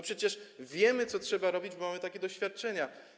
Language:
Polish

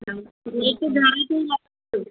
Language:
Sindhi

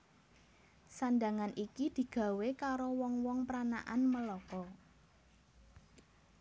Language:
Javanese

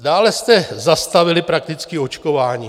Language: Czech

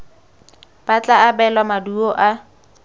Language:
Tswana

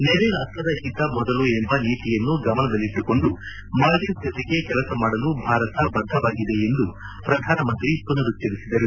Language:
Kannada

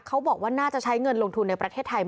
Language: Thai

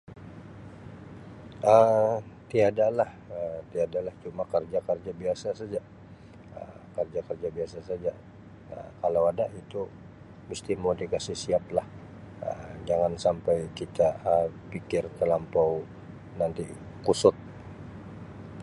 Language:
Sabah Malay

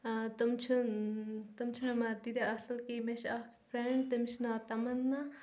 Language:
Kashmiri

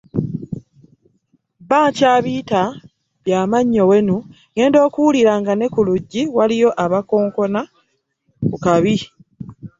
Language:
Ganda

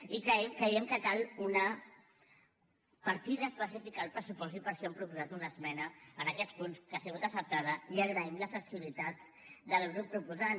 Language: Catalan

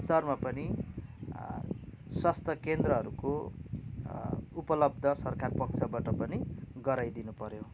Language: Nepali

